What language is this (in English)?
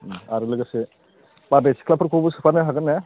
Bodo